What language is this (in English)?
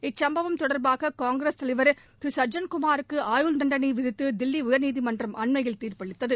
Tamil